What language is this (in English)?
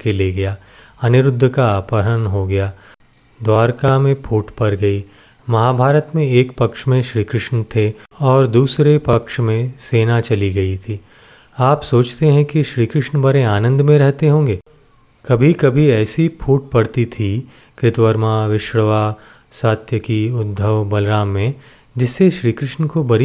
Hindi